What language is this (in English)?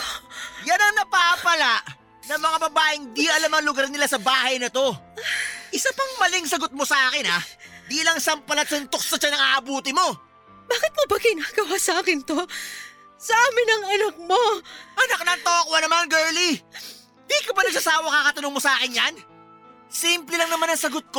Filipino